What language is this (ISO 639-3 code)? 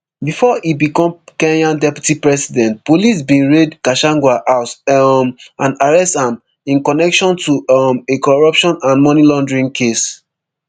pcm